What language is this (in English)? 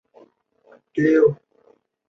Chinese